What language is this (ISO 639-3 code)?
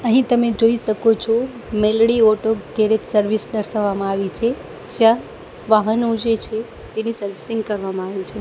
guj